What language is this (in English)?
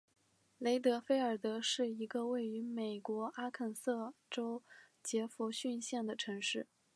Chinese